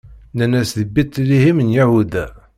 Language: Kabyle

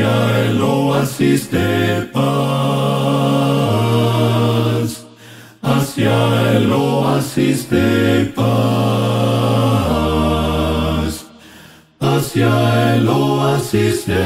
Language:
Romanian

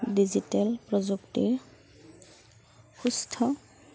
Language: Assamese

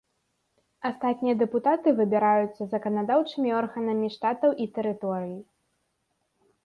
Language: Belarusian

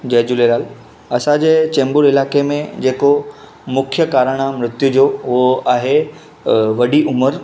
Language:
Sindhi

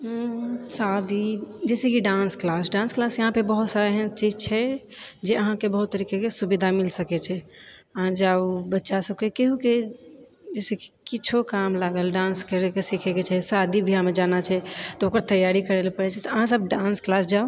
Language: Maithili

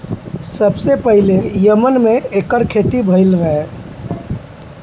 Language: Bhojpuri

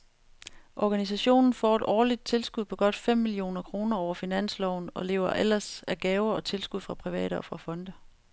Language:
Danish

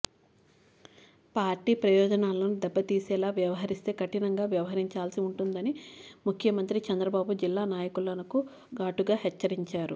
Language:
Telugu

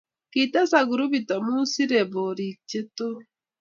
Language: Kalenjin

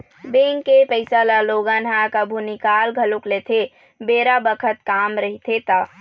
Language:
Chhattisgarhi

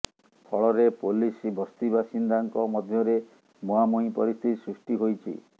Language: Odia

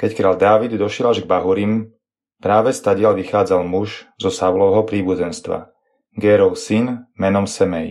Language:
Slovak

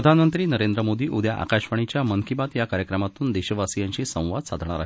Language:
Marathi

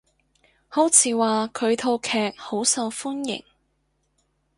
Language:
Cantonese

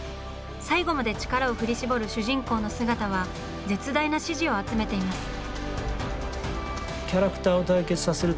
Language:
Japanese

